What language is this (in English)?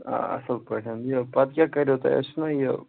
Kashmiri